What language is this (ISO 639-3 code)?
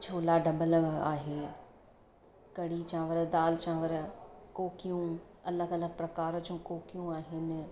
snd